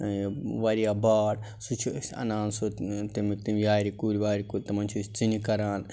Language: Kashmiri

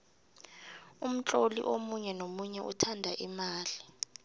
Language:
South Ndebele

